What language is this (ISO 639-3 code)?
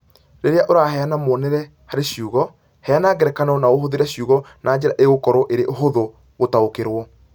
kik